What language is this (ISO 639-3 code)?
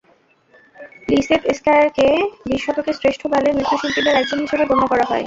ben